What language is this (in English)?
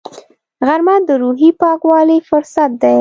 Pashto